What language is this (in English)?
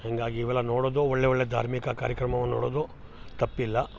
Kannada